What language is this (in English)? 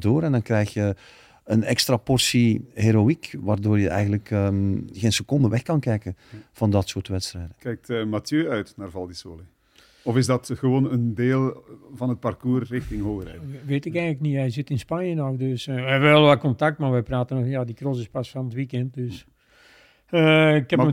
Dutch